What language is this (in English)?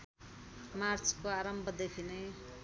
Nepali